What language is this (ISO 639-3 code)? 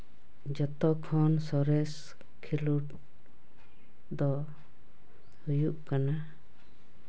sat